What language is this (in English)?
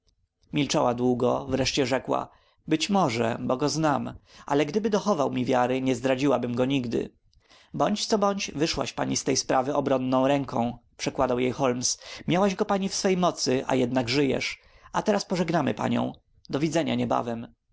Polish